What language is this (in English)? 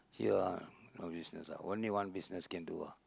English